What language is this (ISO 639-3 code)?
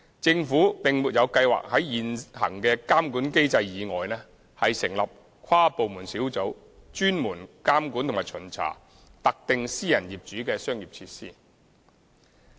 yue